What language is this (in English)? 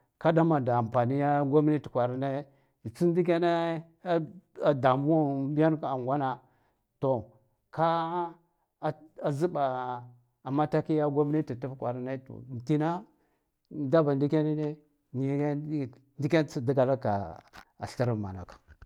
Guduf-Gava